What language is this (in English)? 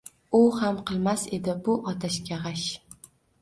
Uzbek